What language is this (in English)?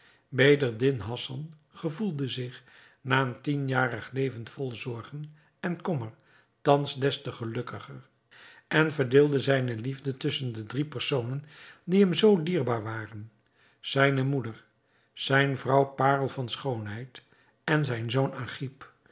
Dutch